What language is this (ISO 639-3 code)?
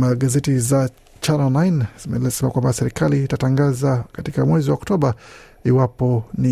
swa